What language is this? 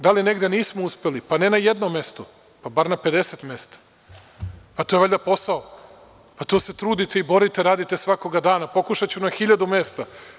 Serbian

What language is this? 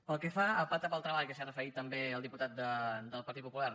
Catalan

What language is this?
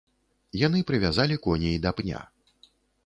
Belarusian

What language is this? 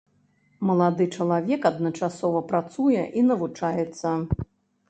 Belarusian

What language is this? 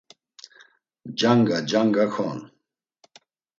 Laz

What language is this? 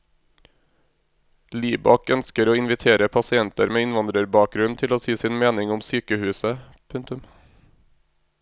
Norwegian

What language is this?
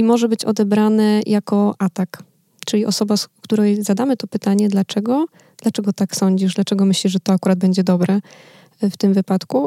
Polish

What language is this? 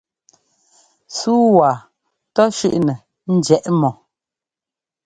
Ngomba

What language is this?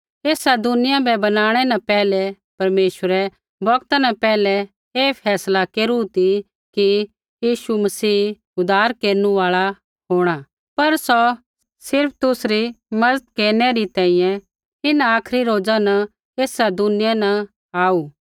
Kullu Pahari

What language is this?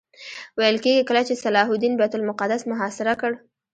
Pashto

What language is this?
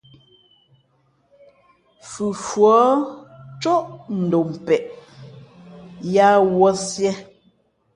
Fe'fe'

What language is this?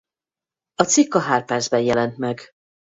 Hungarian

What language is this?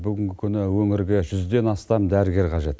Kazakh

